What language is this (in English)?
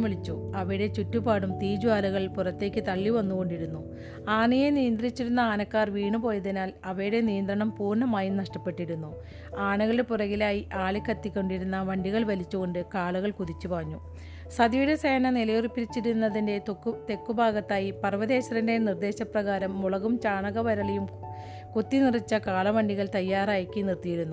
Malayalam